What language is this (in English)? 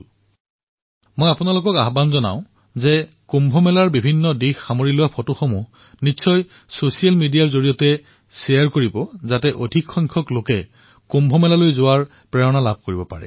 Assamese